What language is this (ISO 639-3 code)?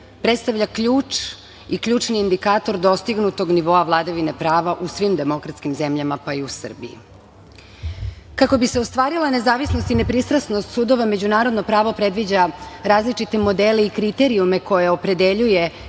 srp